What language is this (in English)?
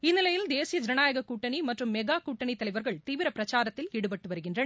Tamil